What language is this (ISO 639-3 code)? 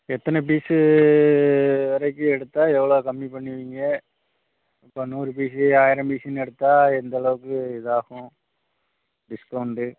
tam